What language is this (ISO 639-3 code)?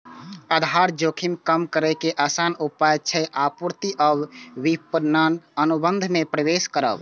mai